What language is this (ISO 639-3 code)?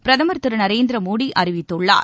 tam